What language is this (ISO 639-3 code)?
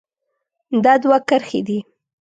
pus